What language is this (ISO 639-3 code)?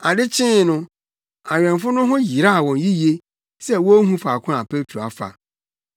aka